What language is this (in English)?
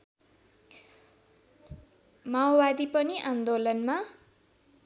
Nepali